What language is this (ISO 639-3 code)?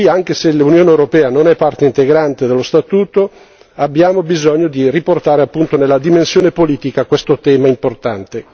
ita